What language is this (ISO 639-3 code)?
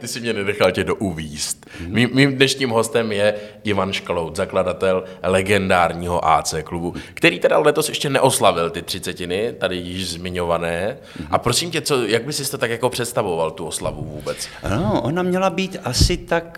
ces